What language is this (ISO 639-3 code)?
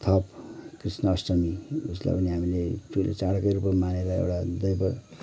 nep